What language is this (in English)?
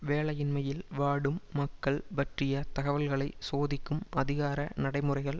Tamil